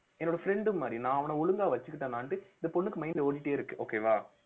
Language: Tamil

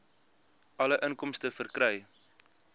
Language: Afrikaans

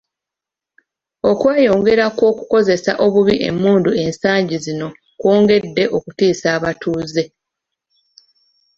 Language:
Ganda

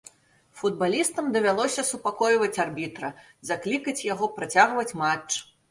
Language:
Belarusian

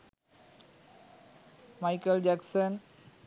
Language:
Sinhala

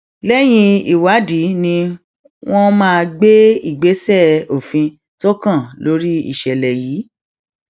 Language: Yoruba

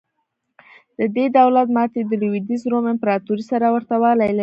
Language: Pashto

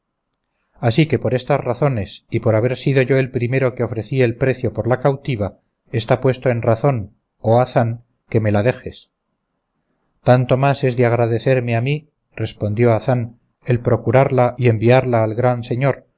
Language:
Spanish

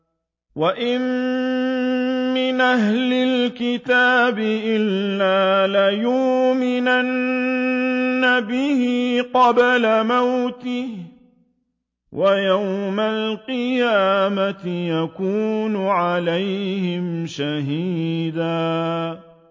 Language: Arabic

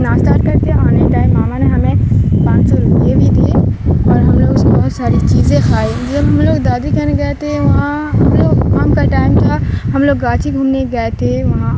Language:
Urdu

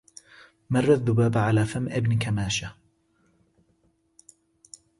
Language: Arabic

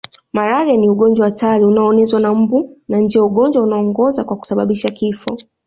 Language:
Swahili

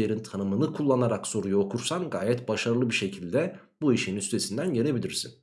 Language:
Turkish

